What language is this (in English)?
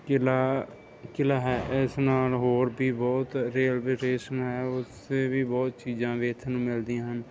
Punjabi